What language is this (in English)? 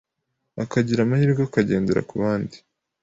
Kinyarwanda